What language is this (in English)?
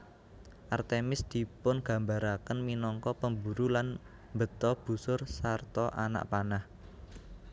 Javanese